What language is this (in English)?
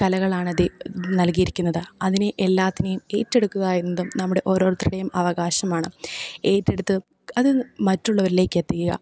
Malayalam